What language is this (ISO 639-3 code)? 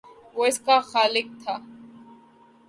urd